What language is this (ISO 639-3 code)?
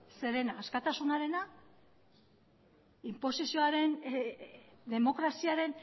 eus